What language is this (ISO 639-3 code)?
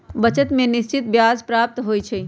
mag